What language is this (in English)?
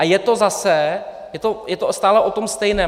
Czech